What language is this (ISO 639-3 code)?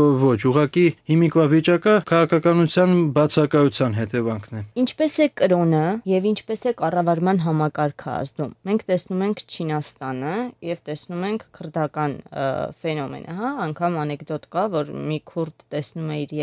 ron